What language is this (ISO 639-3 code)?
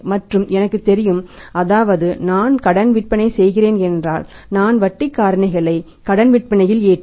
tam